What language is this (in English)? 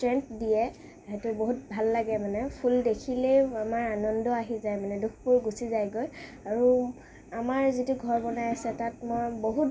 Assamese